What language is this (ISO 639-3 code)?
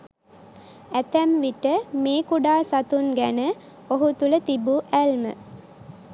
sin